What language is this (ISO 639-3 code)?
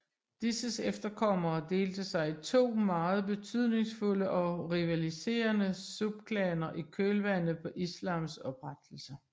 dan